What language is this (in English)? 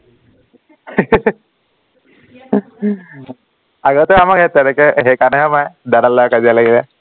Assamese